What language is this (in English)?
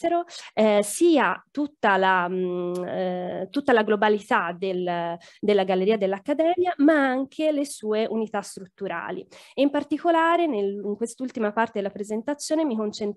Italian